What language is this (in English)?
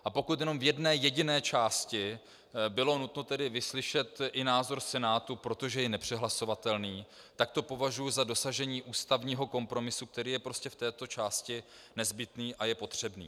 Czech